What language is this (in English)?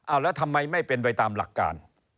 Thai